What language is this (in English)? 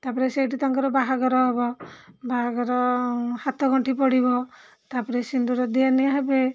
Odia